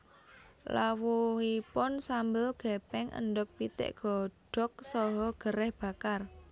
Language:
Javanese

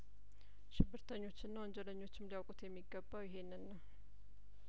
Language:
Amharic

